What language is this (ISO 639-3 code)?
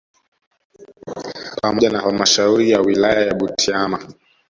swa